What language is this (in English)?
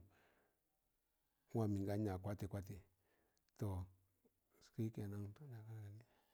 Tangale